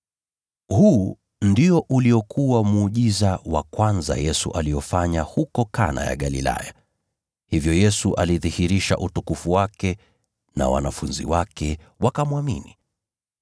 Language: Swahili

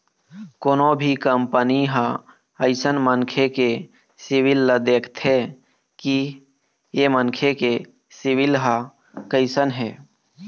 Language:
Chhattisgarhi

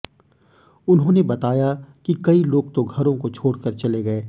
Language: Hindi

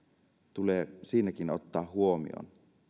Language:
Finnish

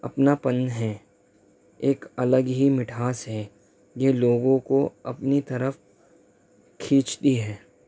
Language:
Urdu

